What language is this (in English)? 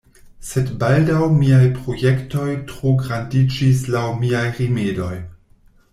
Esperanto